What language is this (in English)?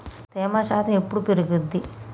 Telugu